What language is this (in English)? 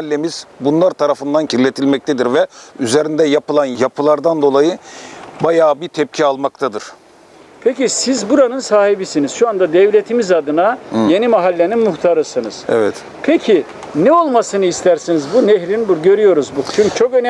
Turkish